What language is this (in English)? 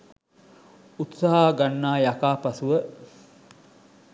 Sinhala